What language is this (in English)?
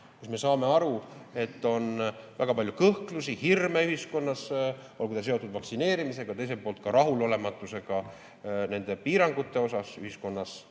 Estonian